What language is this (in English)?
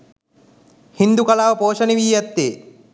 Sinhala